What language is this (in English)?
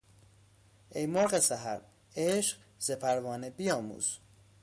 Persian